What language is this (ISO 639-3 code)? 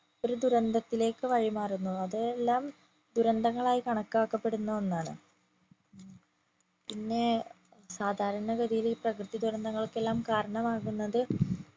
mal